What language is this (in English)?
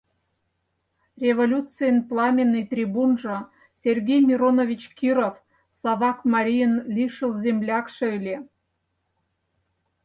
Mari